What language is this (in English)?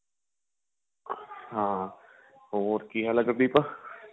Punjabi